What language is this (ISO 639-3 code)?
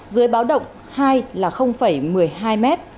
vie